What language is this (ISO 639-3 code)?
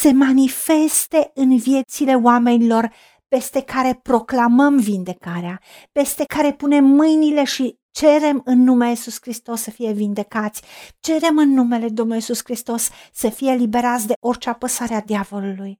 ron